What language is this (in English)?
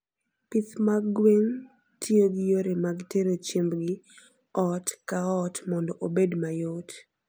Luo (Kenya and Tanzania)